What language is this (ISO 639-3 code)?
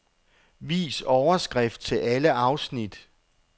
dan